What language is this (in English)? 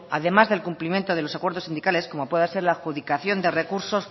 Spanish